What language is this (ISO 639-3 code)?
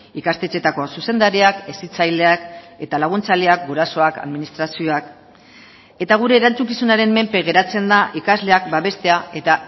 eus